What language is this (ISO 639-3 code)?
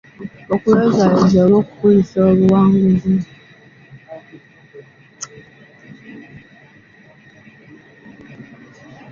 lug